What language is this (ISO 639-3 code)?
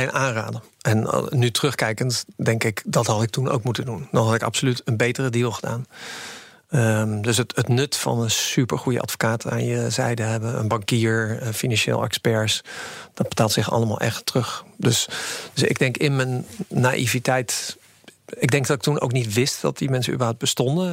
nld